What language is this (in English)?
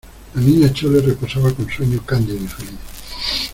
Spanish